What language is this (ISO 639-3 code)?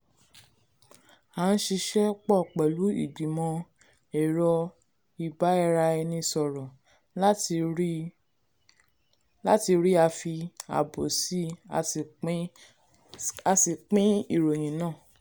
yor